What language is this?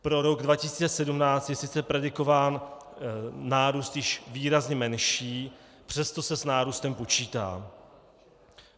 Czech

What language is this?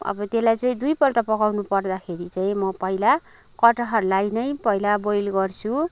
Nepali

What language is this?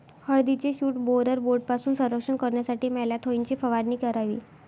Marathi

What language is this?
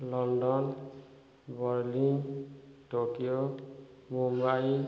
Odia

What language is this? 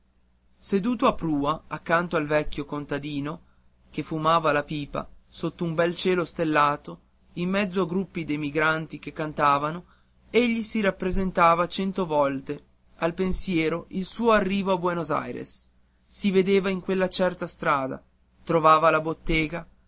Italian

